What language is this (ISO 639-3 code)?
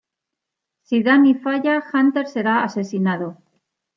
spa